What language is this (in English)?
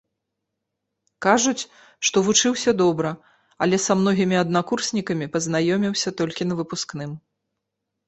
Belarusian